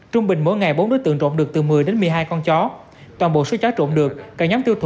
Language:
Vietnamese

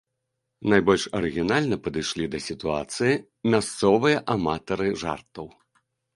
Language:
Belarusian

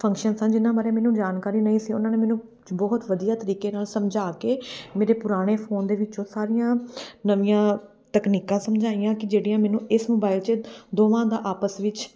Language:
Punjabi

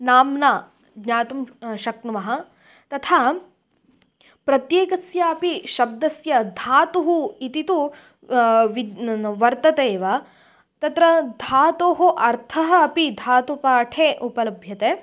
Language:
Sanskrit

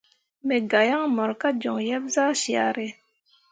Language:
Mundang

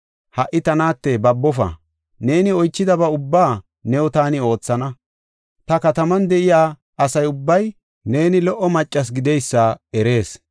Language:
Gofa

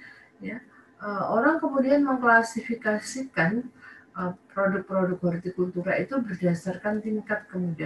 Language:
Indonesian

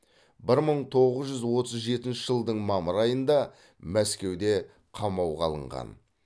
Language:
Kazakh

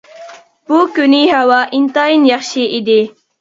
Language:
Uyghur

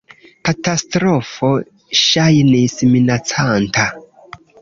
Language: Esperanto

